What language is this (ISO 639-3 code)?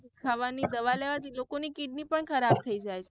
guj